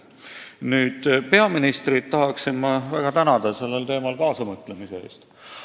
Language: Estonian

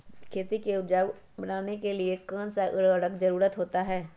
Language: Magahi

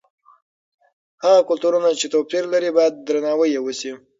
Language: Pashto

